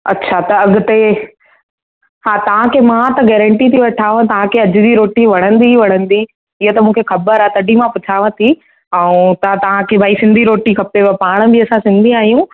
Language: Sindhi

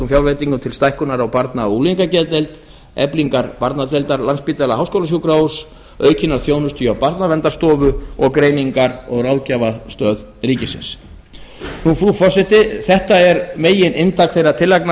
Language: Icelandic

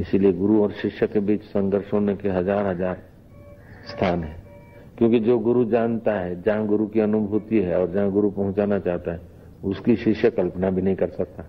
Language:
Hindi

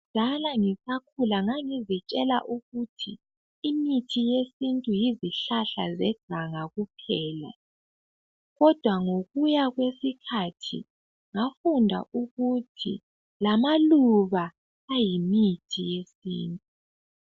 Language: North Ndebele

